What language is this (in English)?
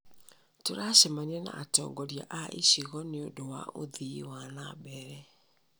Kikuyu